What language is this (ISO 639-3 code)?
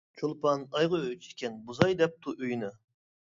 uig